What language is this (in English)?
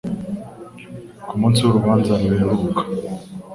Kinyarwanda